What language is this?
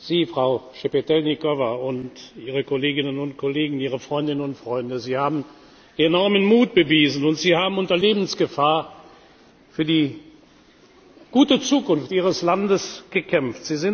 German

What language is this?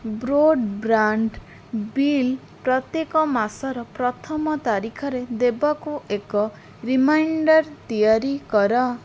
Odia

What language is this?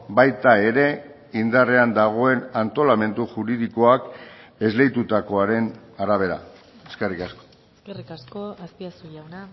Basque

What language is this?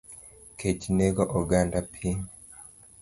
Luo (Kenya and Tanzania)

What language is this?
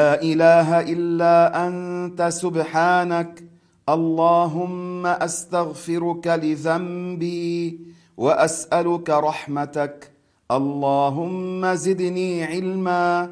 Arabic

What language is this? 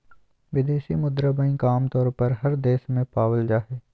Magahi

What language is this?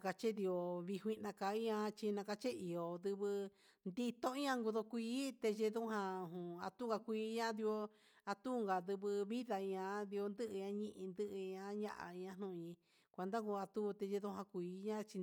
Huitepec Mixtec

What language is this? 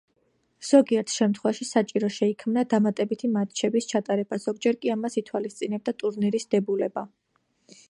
Georgian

